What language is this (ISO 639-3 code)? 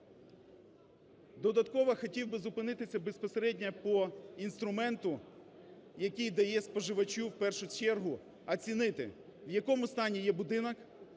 ukr